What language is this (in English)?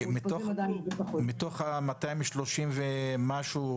Hebrew